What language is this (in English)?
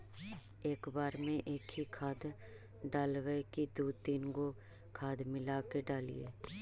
Magahi